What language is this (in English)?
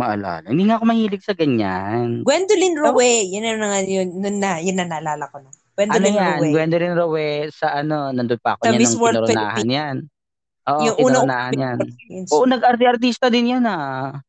Filipino